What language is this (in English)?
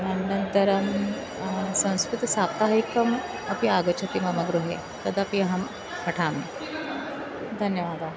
Sanskrit